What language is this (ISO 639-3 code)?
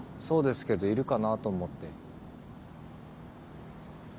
jpn